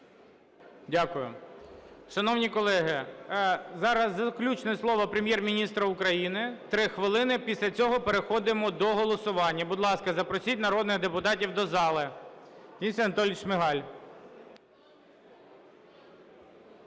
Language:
Ukrainian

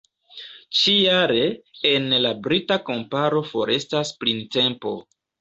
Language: Esperanto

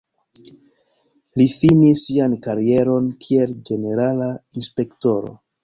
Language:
Esperanto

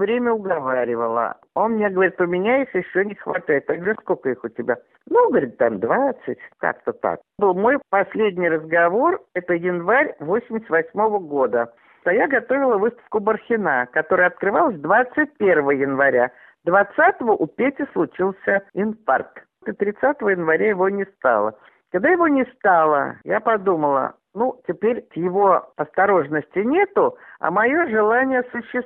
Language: Russian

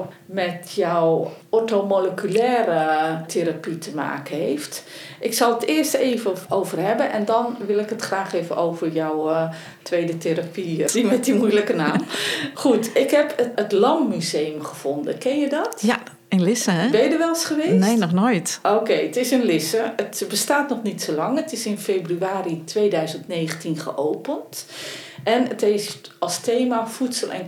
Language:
Dutch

